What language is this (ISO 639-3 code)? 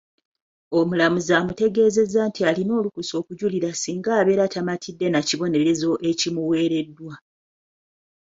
lug